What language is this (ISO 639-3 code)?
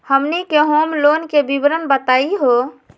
mag